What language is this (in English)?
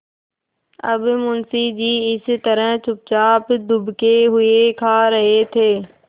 Hindi